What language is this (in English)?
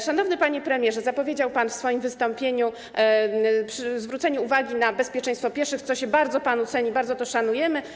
Polish